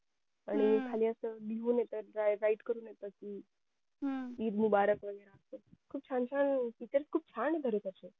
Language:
Marathi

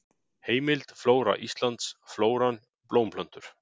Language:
Icelandic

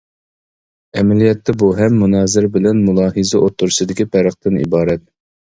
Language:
Uyghur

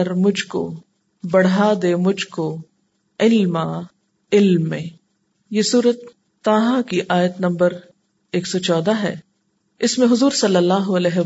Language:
Urdu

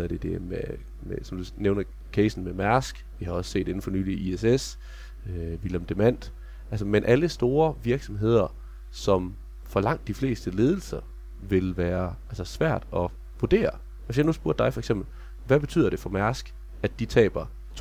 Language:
Danish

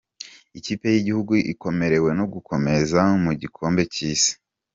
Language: Kinyarwanda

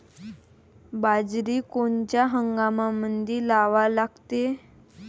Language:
Marathi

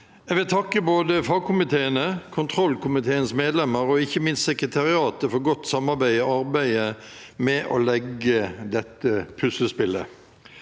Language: Norwegian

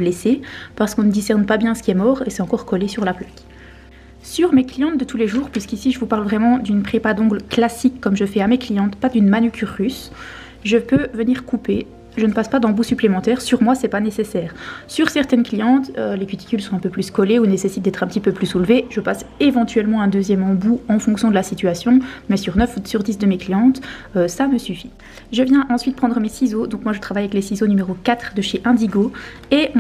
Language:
French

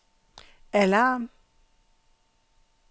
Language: Danish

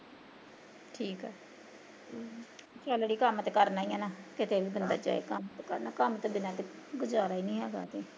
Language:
Punjabi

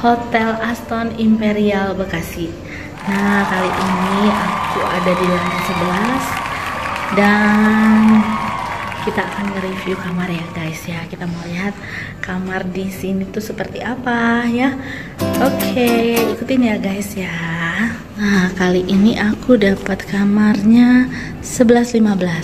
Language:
Indonesian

